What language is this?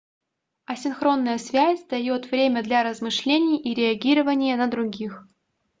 Russian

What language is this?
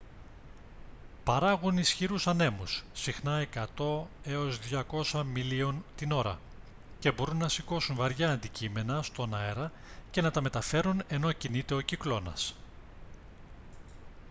Greek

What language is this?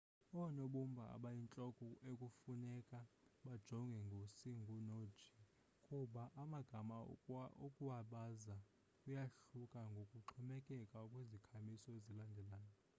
Xhosa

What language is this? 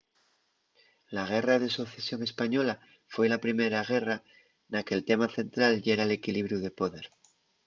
Asturian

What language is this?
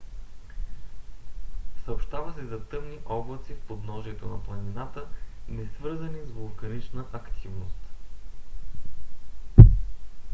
Bulgarian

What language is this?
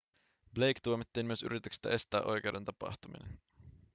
Finnish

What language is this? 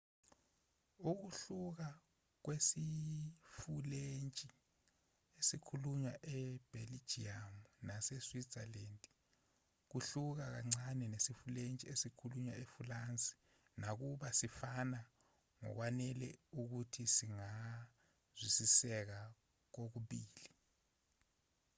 Zulu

